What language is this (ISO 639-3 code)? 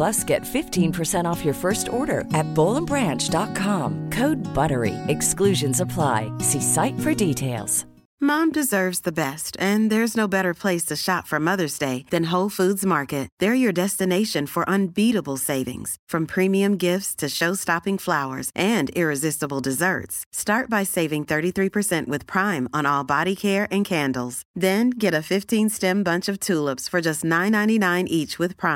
swe